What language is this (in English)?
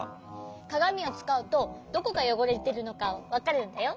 Japanese